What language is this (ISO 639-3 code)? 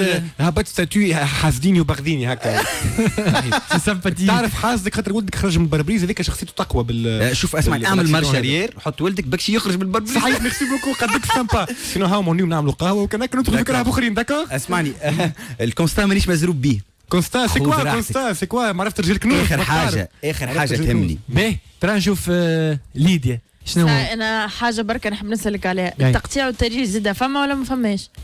ara